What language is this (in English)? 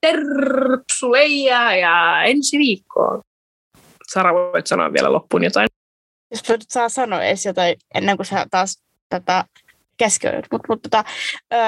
Finnish